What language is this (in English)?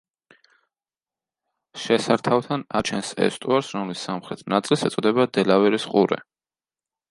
Georgian